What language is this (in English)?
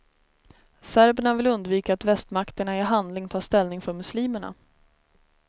Swedish